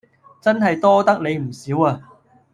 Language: Cantonese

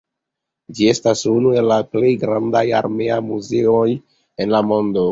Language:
Esperanto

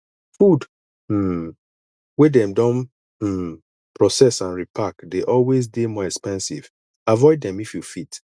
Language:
Nigerian Pidgin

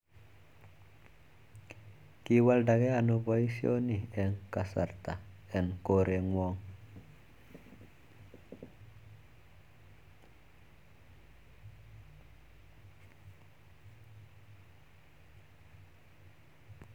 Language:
Kalenjin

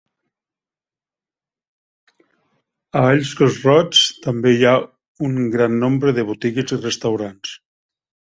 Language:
Catalan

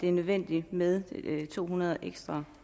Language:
Danish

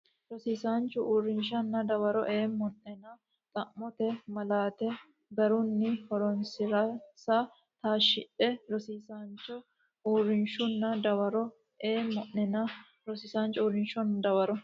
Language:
Sidamo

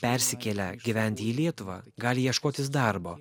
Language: Lithuanian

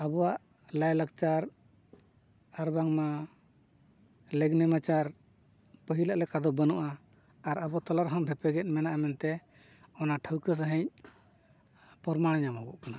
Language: Santali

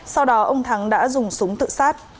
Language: Vietnamese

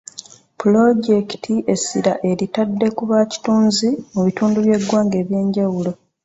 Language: Ganda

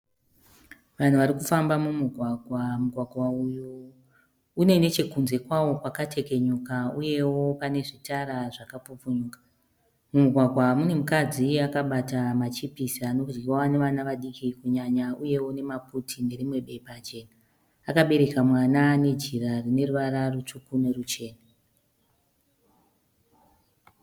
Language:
Shona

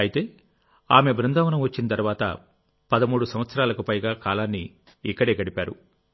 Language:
Telugu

